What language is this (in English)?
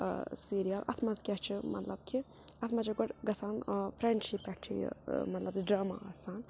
Kashmiri